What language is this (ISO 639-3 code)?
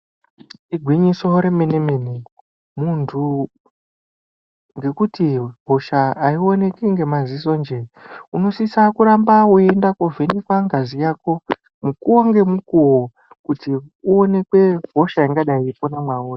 ndc